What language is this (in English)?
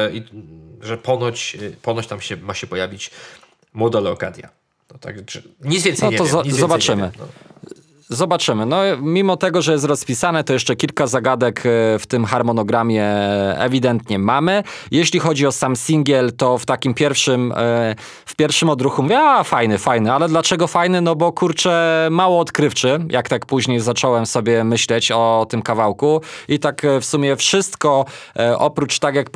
Polish